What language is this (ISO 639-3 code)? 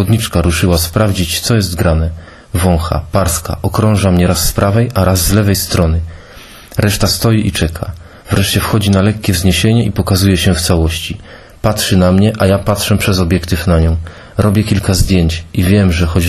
pol